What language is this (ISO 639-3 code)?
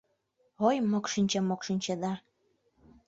chm